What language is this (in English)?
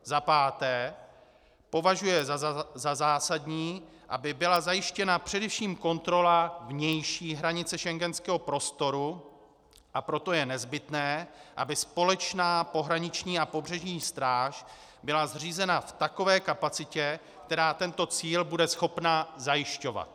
Czech